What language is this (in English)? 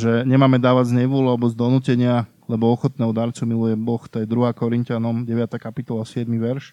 Slovak